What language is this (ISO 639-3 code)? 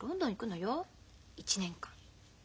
jpn